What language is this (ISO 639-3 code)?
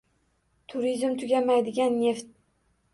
uzb